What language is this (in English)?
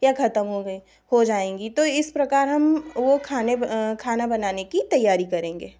Hindi